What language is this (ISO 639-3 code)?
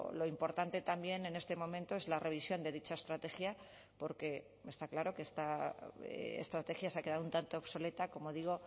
spa